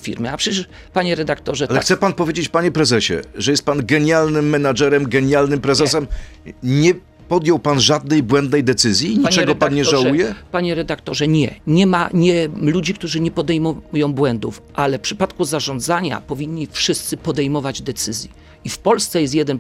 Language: Polish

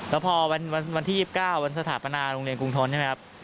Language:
Thai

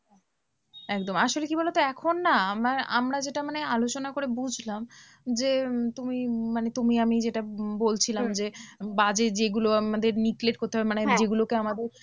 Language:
Bangla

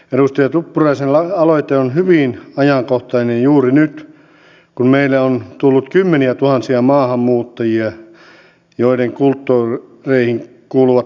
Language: Finnish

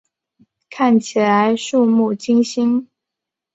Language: Chinese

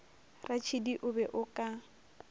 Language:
Northern Sotho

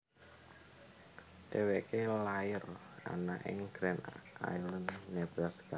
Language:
Javanese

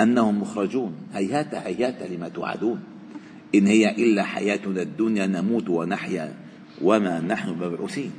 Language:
Arabic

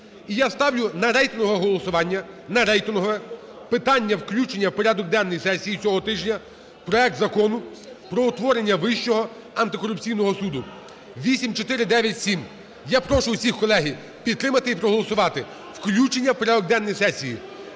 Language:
Ukrainian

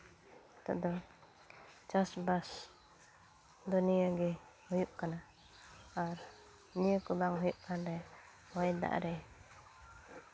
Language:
Santali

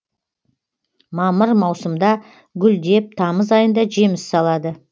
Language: Kazakh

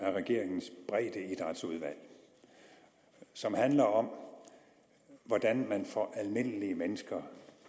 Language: Danish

